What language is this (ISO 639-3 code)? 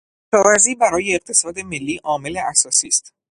fas